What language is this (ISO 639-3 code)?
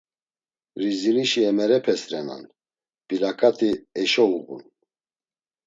lzz